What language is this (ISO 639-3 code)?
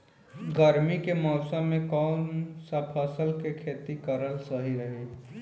bho